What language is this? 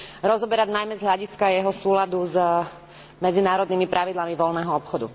Slovak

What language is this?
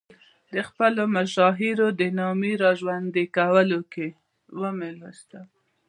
Pashto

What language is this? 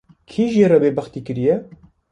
Kurdish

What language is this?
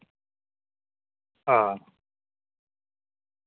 Dogri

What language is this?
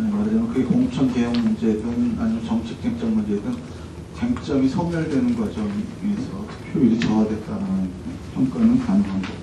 Korean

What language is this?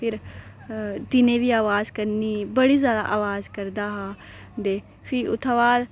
Dogri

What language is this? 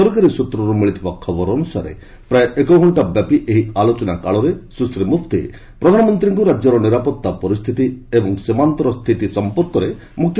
Odia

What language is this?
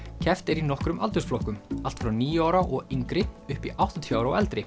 Icelandic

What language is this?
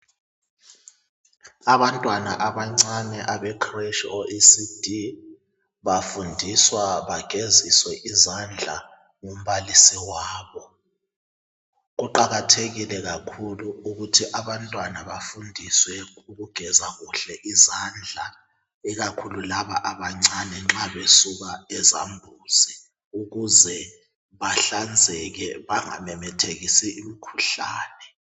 North Ndebele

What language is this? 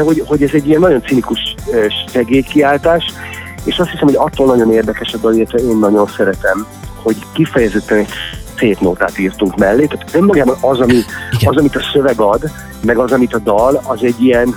Hungarian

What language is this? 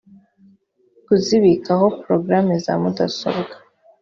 Kinyarwanda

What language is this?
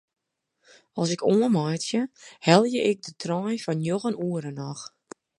Western Frisian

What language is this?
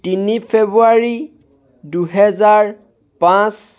Assamese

